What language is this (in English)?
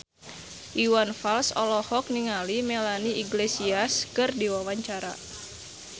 Sundanese